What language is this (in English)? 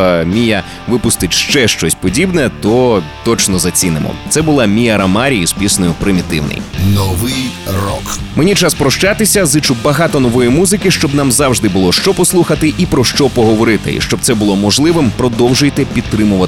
Ukrainian